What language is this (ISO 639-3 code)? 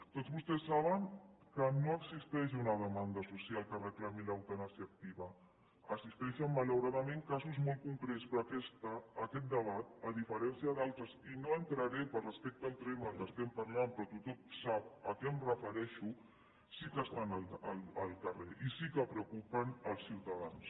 cat